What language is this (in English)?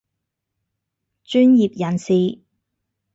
Cantonese